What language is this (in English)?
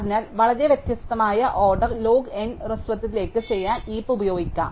Malayalam